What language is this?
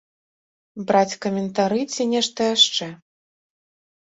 Belarusian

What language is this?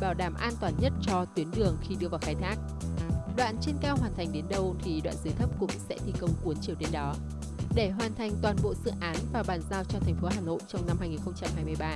Vietnamese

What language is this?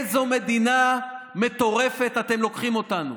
Hebrew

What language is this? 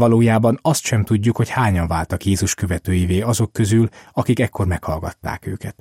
Hungarian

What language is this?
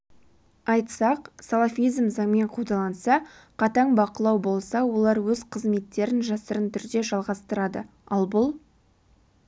Kazakh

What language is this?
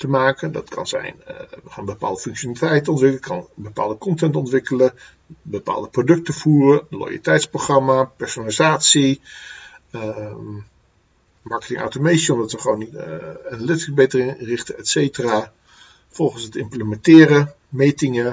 Dutch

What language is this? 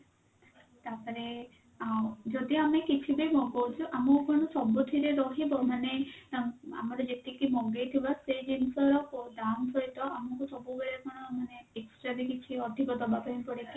Odia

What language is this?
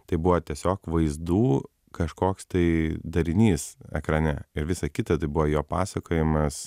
Lithuanian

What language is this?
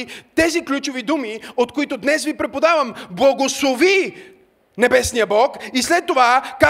Bulgarian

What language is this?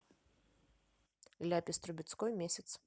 Russian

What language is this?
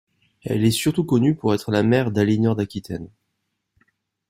French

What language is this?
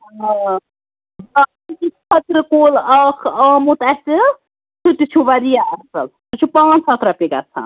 Kashmiri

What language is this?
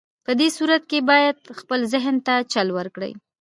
Pashto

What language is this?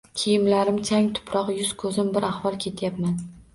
Uzbek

